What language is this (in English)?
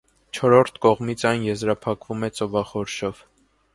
Armenian